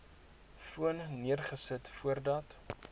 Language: Afrikaans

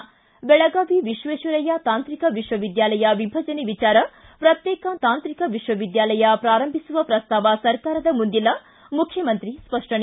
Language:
Kannada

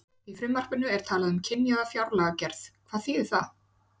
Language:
Icelandic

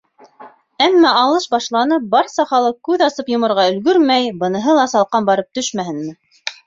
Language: Bashkir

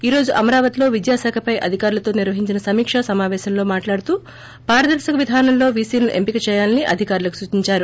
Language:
Telugu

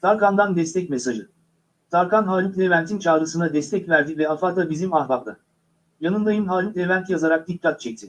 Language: Turkish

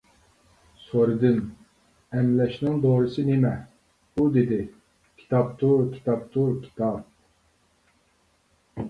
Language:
Uyghur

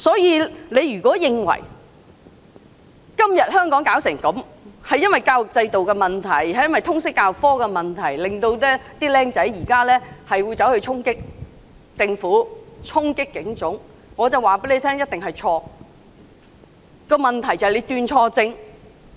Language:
Cantonese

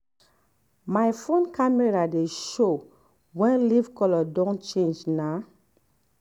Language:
Nigerian Pidgin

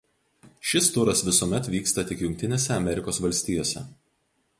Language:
Lithuanian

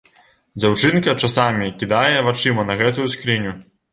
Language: Belarusian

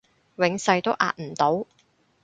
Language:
Cantonese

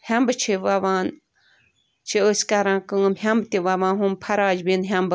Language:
Kashmiri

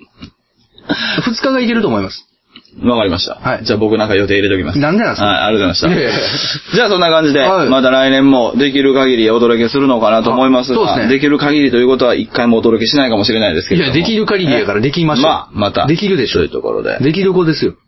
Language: Japanese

